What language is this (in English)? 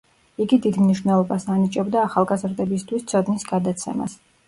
Georgian